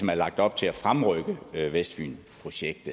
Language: Danish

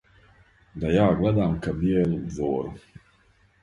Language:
Serbian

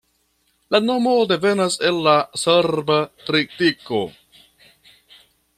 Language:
Esperanto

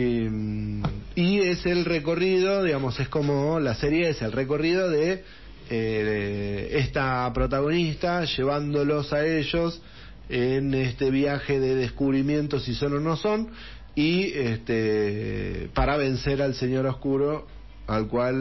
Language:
Spanish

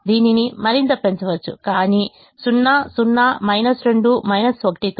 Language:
Telugu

